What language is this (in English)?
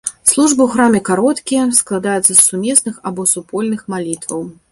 Belarusian